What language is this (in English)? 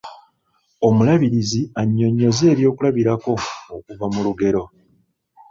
Ganda